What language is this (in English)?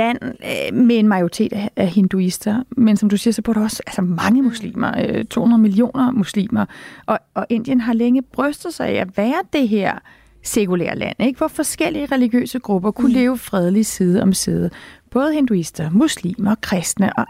Danish